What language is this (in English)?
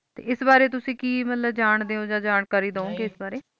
Punjabi